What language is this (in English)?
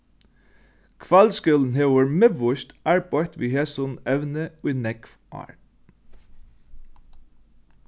Faroese